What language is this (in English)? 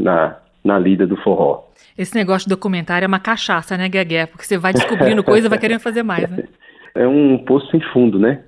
Portuguese